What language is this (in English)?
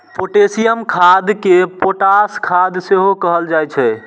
Maithili